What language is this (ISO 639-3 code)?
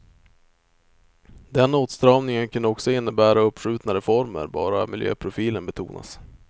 swe